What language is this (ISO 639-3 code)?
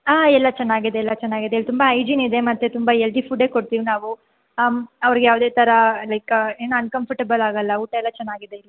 kan